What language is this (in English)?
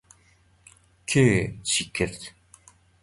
Central Kurdish